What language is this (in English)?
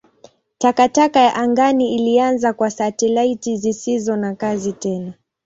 Swahili